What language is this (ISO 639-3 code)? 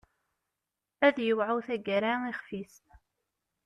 kab